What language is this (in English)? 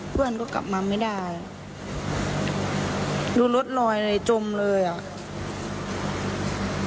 Thai